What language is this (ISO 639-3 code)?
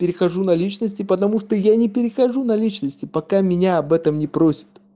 rus